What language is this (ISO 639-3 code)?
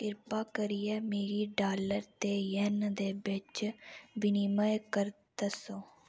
doi